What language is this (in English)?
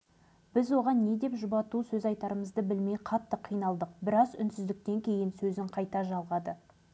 Kazakh